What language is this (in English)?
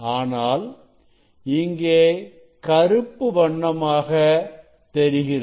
Tamil